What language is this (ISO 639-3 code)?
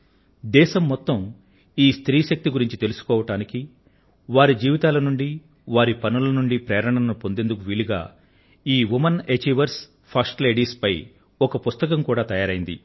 tel